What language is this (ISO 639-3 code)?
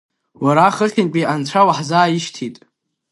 abk